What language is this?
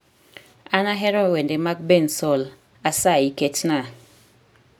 Luo (Kenya and Tanzania)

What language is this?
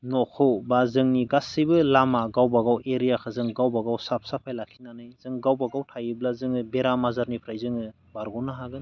Bodo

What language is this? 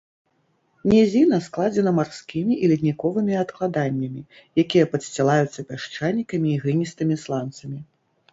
Belarusian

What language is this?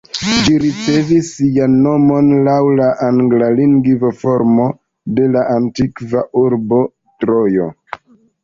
Esperanto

